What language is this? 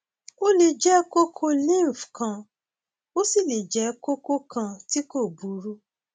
Yoruba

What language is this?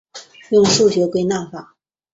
Chinese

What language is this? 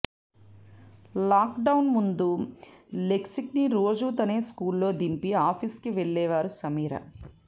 Telugu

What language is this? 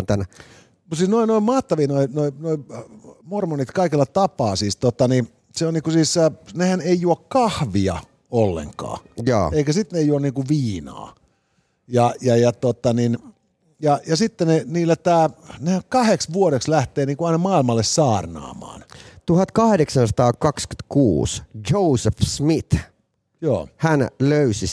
Finnish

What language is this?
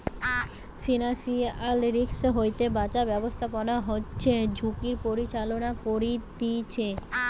Bangla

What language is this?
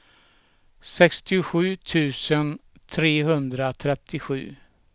Swedish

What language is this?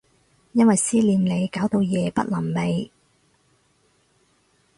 Cantonese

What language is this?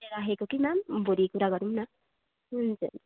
Nepali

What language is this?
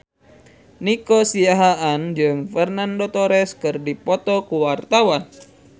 Sundanese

